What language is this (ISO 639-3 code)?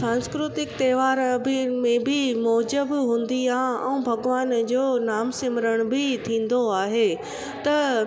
snd